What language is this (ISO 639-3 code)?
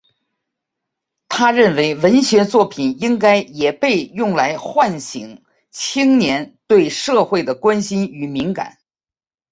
zho